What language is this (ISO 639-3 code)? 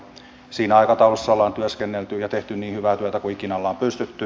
fin